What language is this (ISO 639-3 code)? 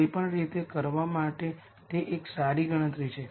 guj